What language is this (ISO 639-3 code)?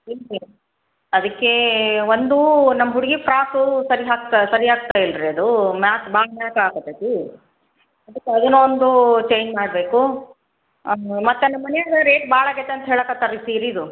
kan